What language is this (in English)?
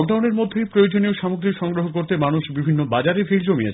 Bangla